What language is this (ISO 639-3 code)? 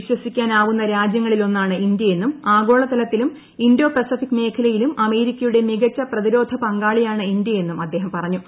mal